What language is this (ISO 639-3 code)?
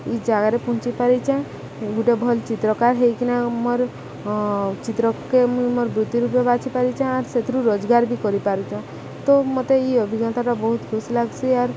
ori